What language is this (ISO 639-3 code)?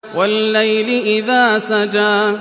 ara